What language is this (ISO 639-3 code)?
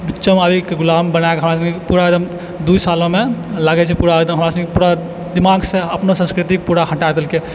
mai